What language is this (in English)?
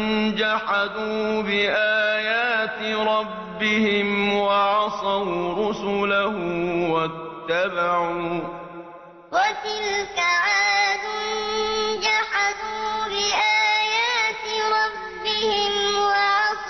Arabic